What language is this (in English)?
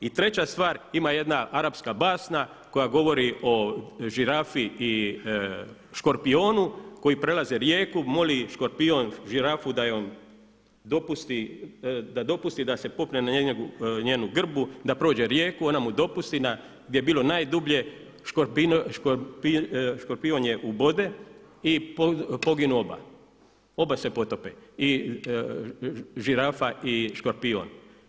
Croatian